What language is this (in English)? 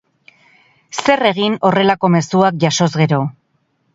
Basque